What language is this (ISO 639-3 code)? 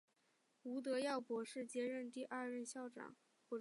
zho